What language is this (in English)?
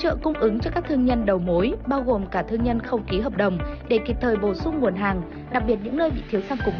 Vietnamese